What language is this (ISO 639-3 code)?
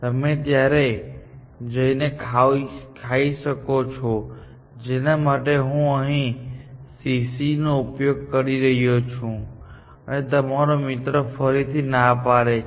guj